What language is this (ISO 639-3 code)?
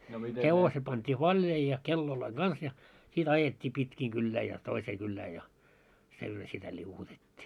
fin